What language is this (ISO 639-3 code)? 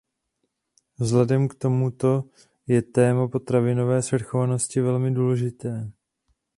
ces